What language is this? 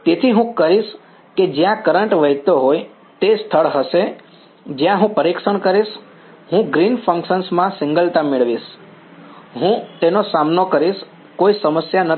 Gujarati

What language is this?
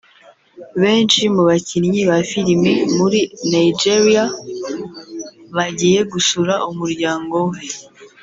Kinyarwanda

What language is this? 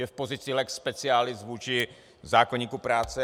Czech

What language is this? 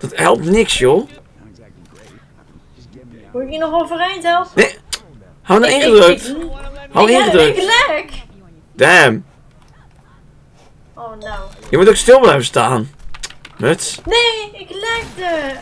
Dutch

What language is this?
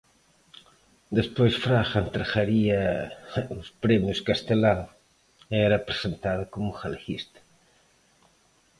Galician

